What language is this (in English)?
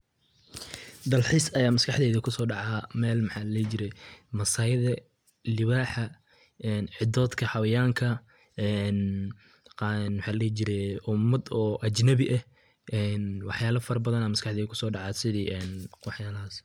Somali